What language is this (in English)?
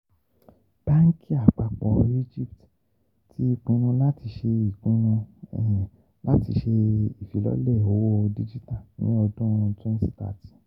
Yoruba